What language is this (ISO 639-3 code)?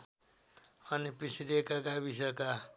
nep